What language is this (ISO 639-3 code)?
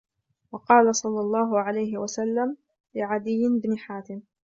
ara